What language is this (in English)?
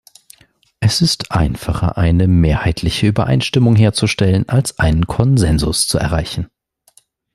German